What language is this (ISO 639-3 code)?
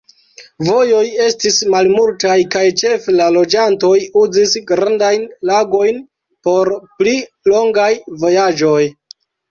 epo